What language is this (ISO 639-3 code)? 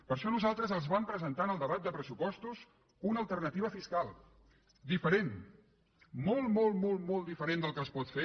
cat